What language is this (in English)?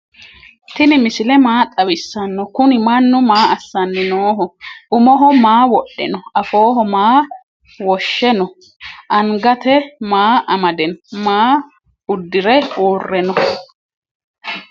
Sidamo